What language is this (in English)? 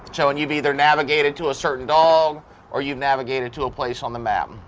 English